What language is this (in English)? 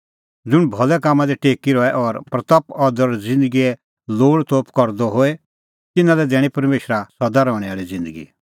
Kullu Pahari